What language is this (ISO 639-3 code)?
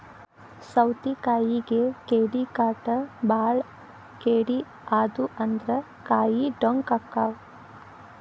kan